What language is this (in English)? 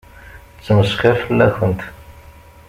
Kabyle